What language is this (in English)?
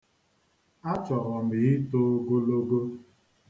Igbo